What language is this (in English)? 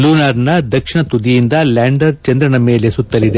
Kannada